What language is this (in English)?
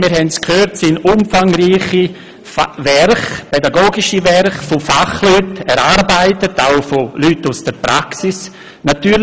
Swiss German